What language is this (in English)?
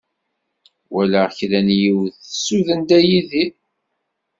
Kabyle